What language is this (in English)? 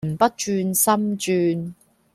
Cantonese